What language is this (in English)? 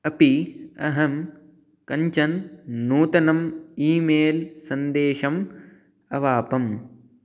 Sanskrit